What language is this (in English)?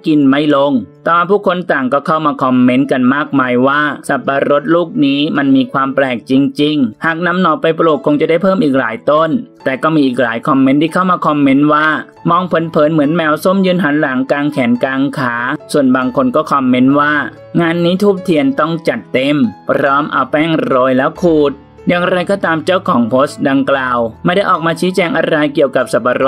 Thai